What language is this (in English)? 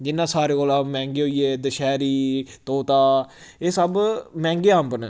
Dogri